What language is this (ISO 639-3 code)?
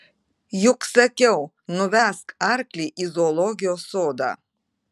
lit